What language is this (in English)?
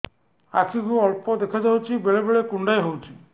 Odia